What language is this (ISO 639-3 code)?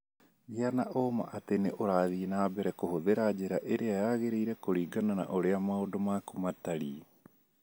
kik